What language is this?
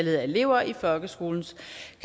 Danish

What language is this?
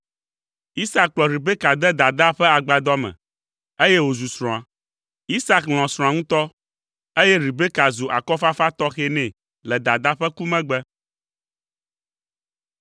Ewe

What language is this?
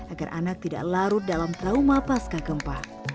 Indonesian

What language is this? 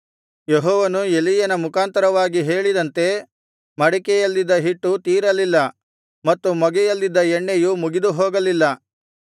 Kannada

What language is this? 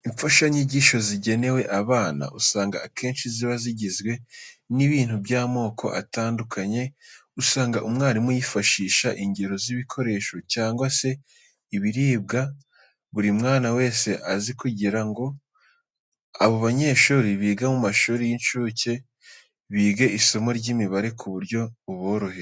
Kinyarwanda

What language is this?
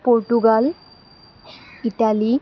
Assamese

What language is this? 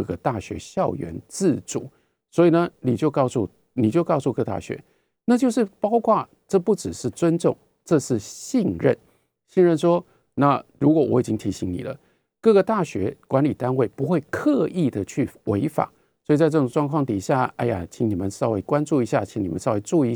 Chinese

